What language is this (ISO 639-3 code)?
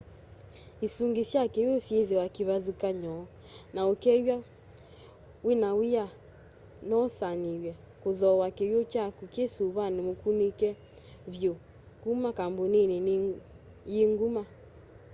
kam